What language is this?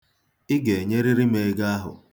Igbo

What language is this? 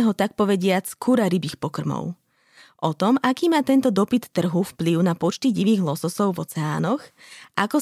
Slovak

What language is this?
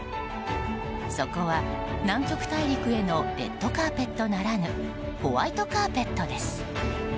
Japanese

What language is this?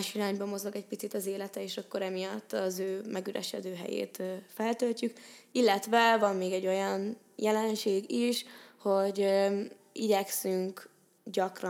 Hungarian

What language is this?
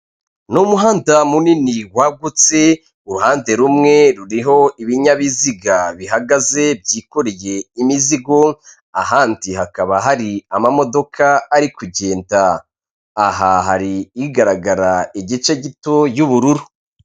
Kinyarwanda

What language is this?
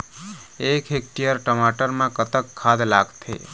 Chhattisgarhi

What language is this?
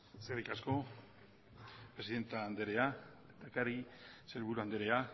Basque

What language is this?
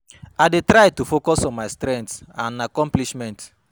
Nigerian Pidgin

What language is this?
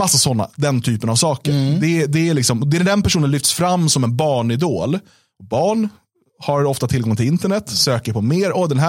Swedish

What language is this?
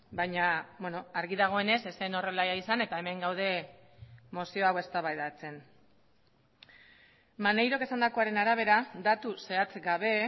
Basque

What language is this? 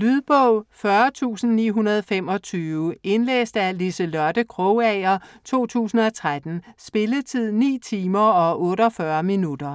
Danish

